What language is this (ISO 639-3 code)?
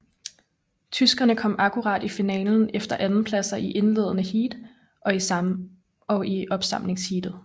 dan